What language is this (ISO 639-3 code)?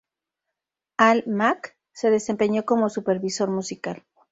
spa